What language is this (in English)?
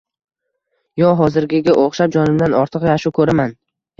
Uzbek